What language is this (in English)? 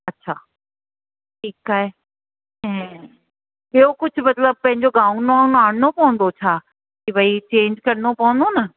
Sindhi